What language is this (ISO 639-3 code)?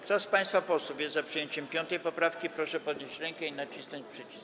pol